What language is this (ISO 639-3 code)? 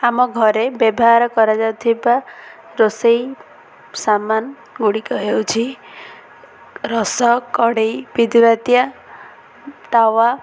ori